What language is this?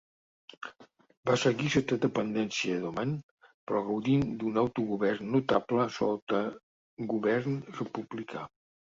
Catalan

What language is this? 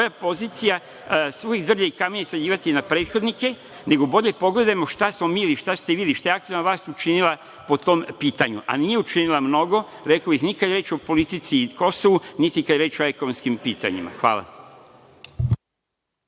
Serbian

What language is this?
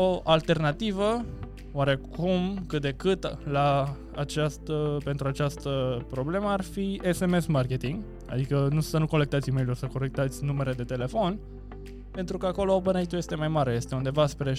Romanian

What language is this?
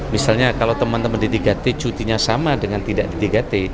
Indonesian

